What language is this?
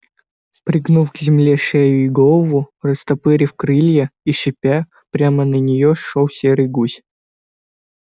Russian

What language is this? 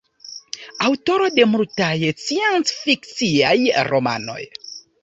Esperanto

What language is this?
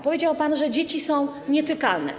Polish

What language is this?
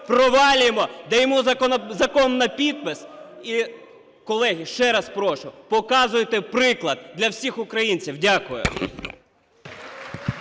Ukrainian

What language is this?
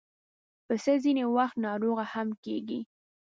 Pashto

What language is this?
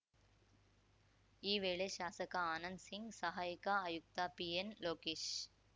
Kannada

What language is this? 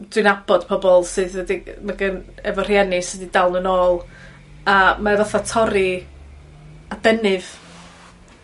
Welsh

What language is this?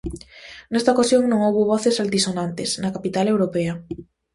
Galician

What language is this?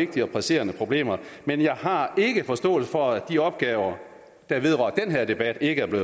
Danish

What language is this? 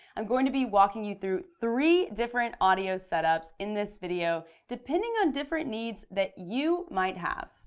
English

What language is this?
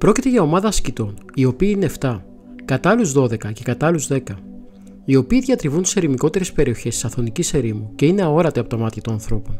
Greek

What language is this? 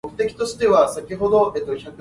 Min Nan Chinese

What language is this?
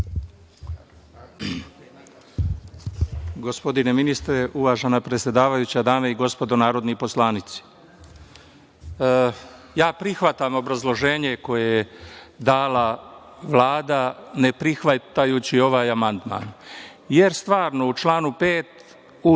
Serbian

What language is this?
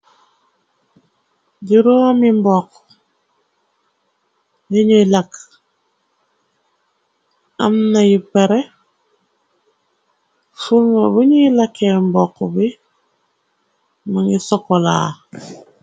Wolof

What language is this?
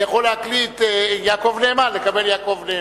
Hebrew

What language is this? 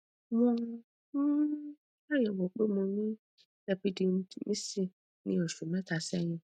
Yoruba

